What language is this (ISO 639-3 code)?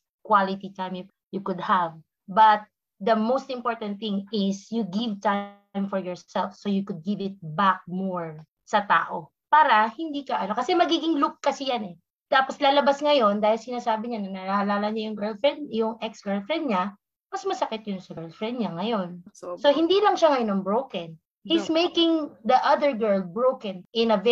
fil